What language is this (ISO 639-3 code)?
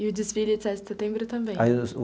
por